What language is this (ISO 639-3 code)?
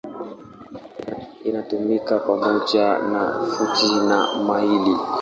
swa